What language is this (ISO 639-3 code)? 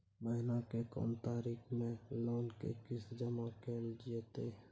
mai